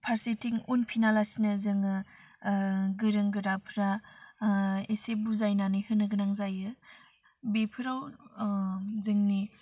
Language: Bodo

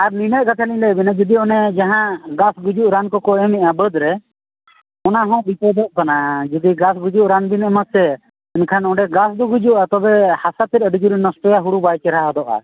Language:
Santali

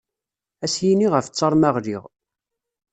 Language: Kabyle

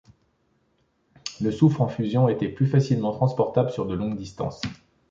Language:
French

